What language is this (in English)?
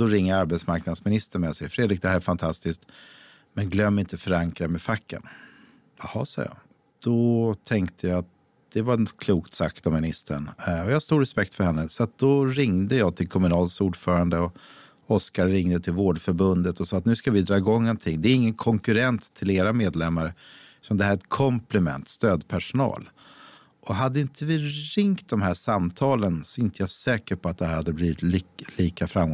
Swedish